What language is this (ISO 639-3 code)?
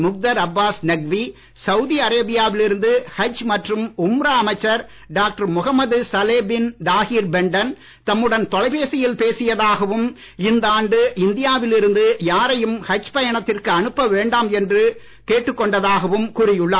tam